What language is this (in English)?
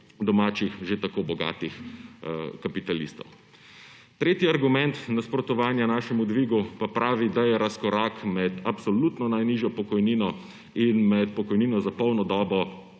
Slovenian